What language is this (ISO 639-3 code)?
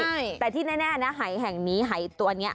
tha